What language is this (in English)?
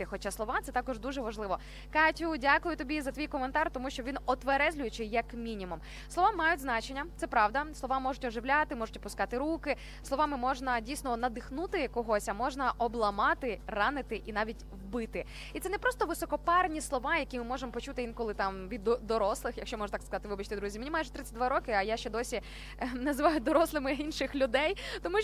Ukrainian